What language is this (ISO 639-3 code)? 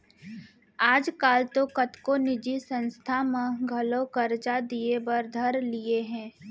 hne